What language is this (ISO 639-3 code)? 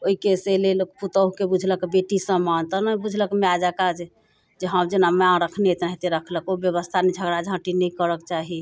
mai